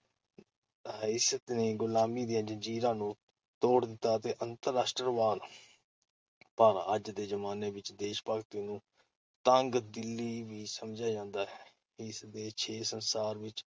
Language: Punjabi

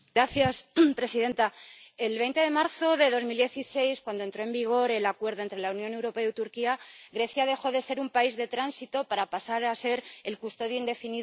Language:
Spanish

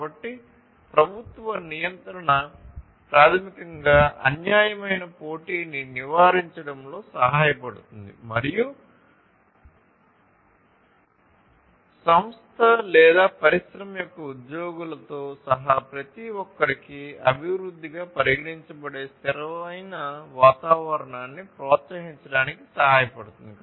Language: Telugu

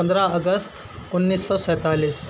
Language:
Urdu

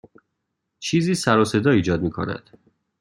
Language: Persian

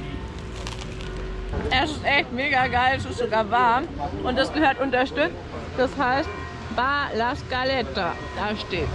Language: German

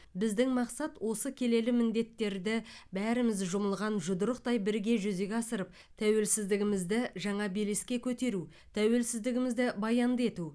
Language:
Kazakh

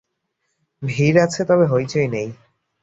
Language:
Bangla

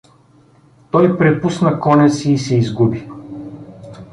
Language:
Bulgarian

